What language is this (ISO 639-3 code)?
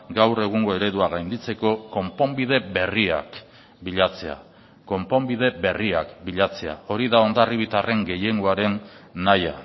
eus